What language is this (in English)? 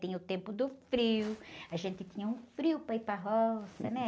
Portuguese